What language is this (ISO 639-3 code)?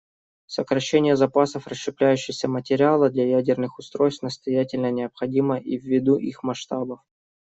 rus